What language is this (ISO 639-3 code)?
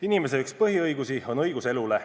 est